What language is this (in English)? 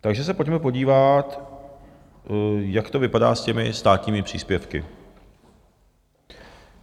Czech